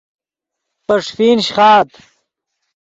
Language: Yidgha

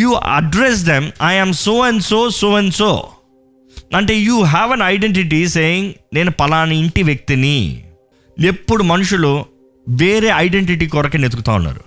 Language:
Telugu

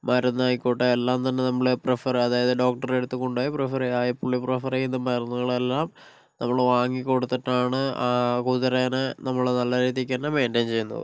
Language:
Malayalam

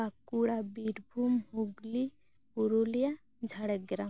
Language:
Santali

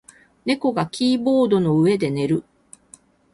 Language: Japanese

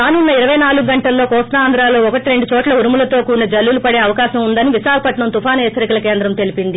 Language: Telugu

